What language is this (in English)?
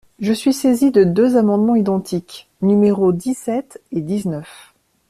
French